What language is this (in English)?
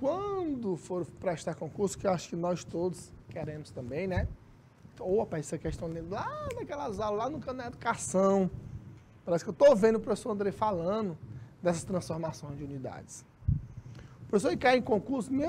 Portuguese